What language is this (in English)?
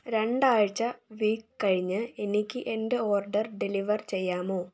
Malayalam